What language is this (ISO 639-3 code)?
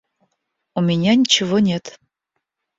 rus